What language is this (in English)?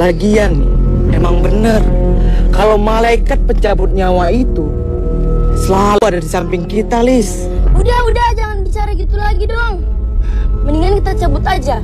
Indonesian